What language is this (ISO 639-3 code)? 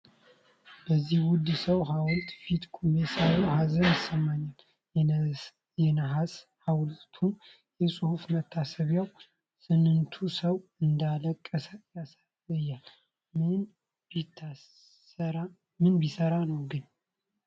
amh